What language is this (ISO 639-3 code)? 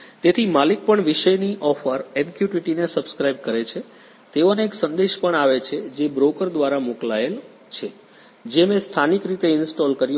guj